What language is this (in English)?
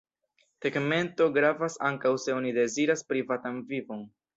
Esperanto